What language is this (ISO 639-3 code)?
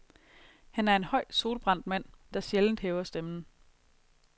dan